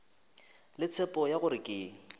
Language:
Northern Sotho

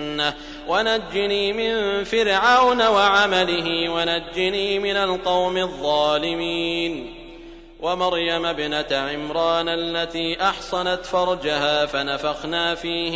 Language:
Arabic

